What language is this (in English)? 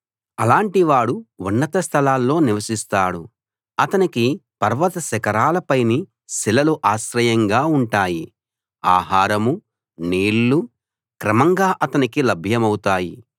Telugu